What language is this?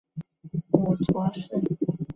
Chinese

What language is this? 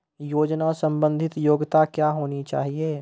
Maithili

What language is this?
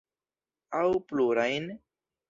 Esperanto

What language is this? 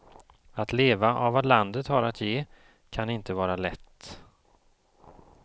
Swedish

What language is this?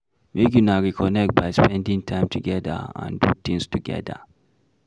Nigerian Pidgin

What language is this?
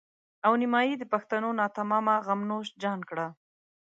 Pashto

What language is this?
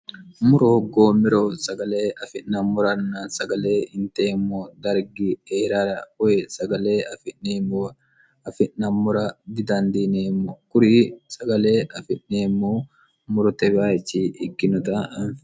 Sidamo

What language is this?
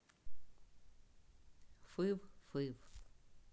Russian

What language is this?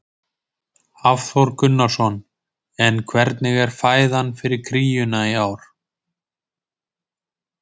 Icelandic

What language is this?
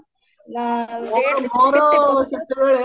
Odia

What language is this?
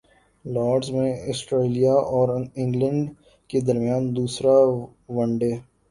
Urdu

